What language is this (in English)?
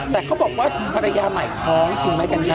Thai